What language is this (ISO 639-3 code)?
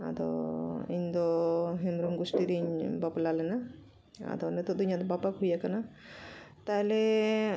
sat